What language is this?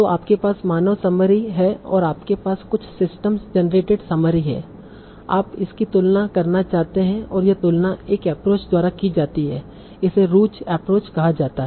Hindi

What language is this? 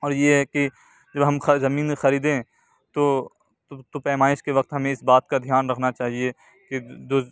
Urdu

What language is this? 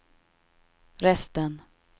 Swedish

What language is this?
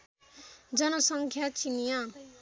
Nepali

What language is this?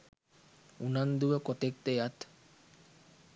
Sinhala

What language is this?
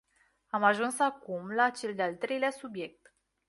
Romanian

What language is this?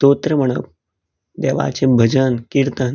Konkani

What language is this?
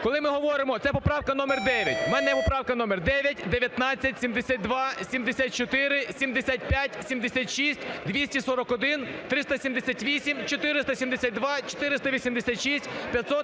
Ukrainian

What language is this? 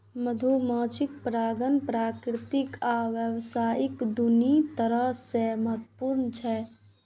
Maithili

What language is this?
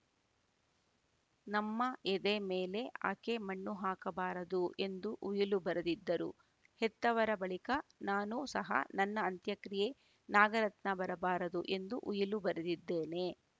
Kannada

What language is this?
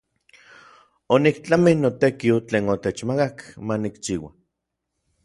Orizaba Nahuatl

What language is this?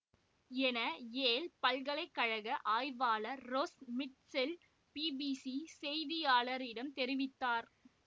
Tamil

